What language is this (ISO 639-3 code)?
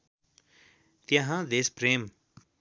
nep